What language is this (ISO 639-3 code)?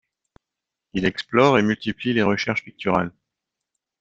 fra